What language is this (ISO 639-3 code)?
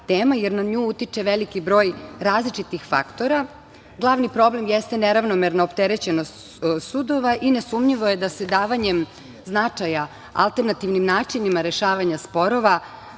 srp